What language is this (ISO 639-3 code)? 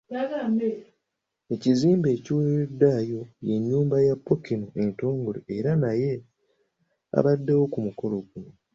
lug